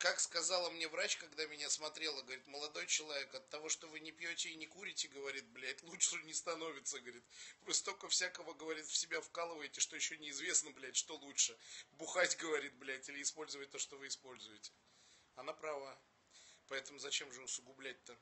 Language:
Russian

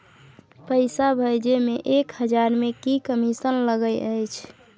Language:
Maithili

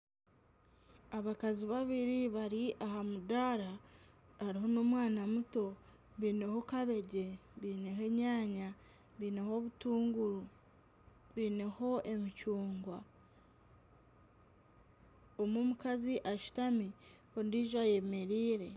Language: Nyankole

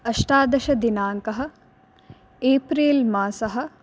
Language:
Sanskrit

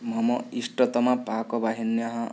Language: Sanskrit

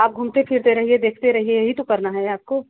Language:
Hindi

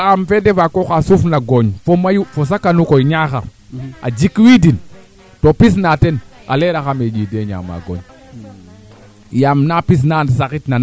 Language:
Serer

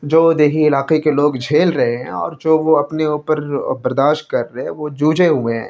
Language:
Urdu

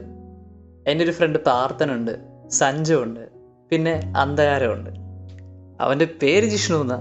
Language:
Malayalam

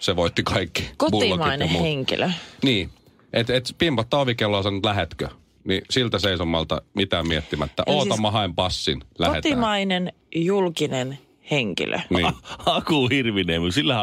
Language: Finnish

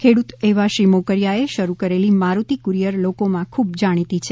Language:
Gujarati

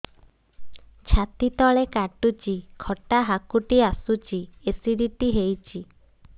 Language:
Odia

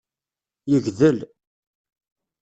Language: Kabyle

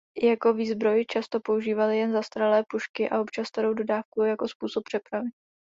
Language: Czech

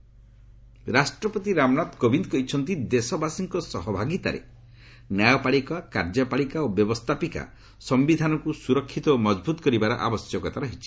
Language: Odia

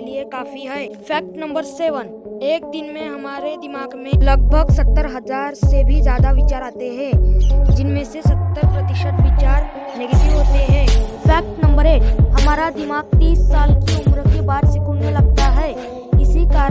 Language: Hindi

